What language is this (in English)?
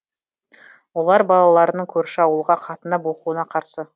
Kazakh